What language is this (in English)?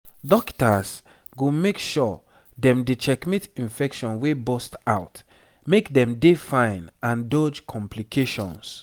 Nigerian Pidgin